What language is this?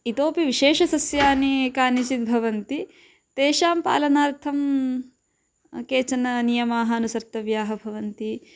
Sanskrit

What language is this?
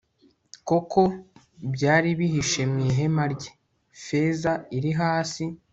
Kinyarwanda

